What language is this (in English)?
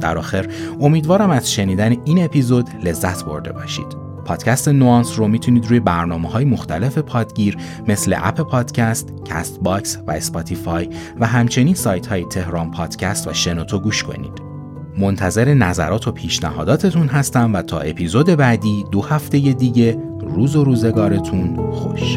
Persian